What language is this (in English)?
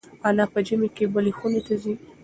Pashto